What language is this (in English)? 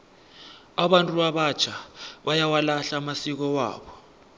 South Ndebele